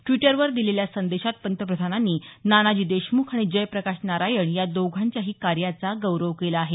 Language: Marathi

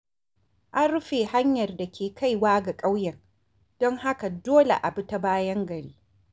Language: Hausa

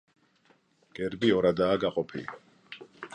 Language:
Georgian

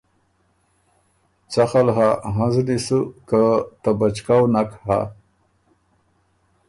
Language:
Ormuri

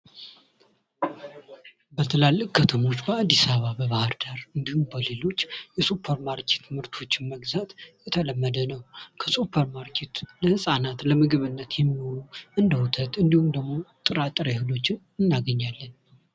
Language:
Amharic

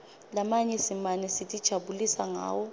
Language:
Swati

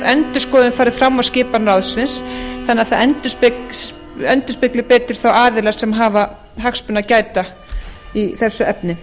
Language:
Icelandic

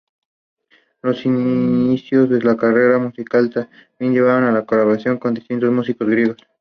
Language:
Spanish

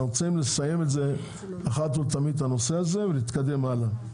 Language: Hebrew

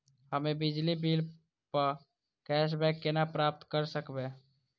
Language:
Maithili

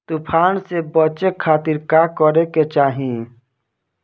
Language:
Bhojpuri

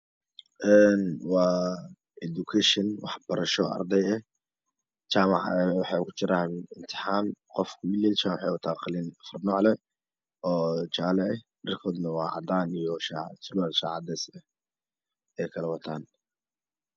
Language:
Somali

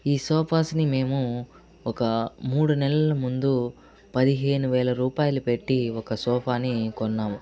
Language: Telugu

